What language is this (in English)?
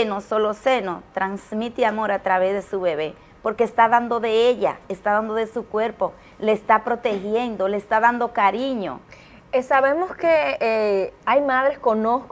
Spanish